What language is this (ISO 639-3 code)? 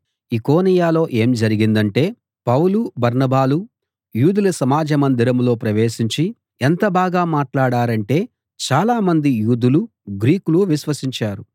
tel